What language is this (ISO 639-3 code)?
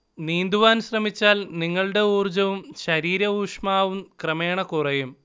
mal